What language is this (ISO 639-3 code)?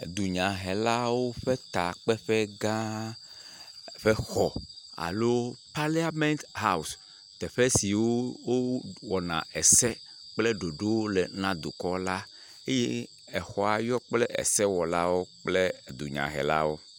ewe